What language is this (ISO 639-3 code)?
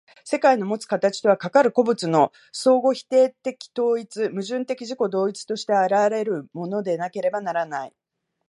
jpn